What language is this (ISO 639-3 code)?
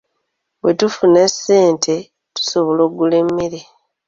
lug